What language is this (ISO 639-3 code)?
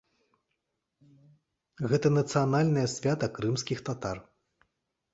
bel